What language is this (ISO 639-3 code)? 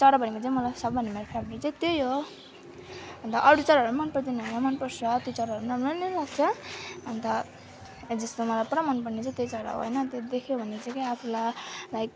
nep